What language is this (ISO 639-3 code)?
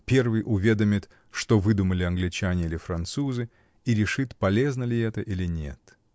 rus